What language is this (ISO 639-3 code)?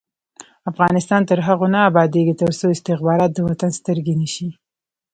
pus